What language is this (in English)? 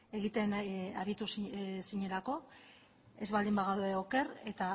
Basque